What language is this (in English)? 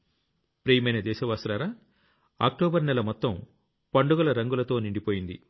Telugu